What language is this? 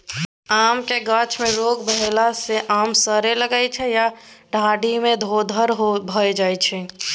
Maithili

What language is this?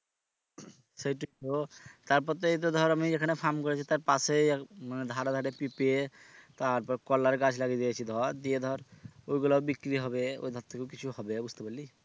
Bangla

